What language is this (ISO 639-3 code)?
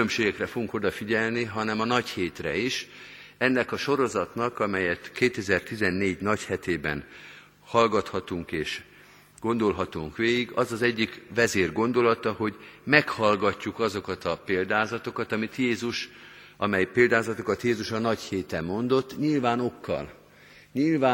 hun